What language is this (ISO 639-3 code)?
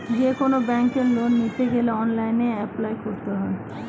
ben